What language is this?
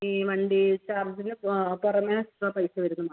Malayalam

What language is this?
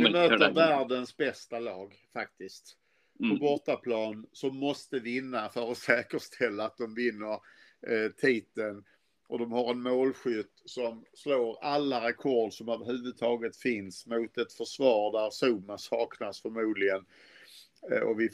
Swedish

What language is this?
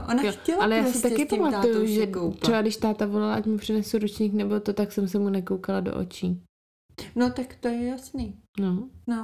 Czech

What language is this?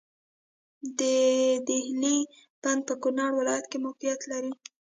Pashto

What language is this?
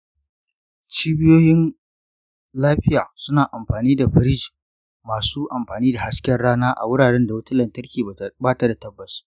Hausa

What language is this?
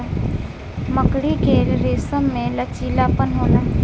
Bhojpuri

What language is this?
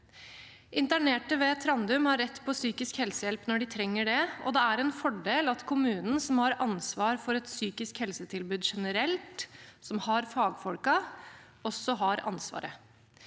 Norwegian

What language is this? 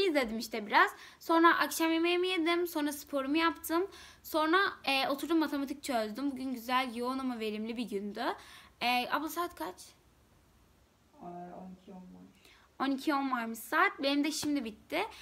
Turkish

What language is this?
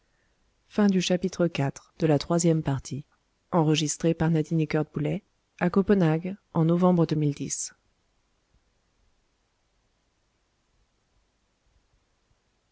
French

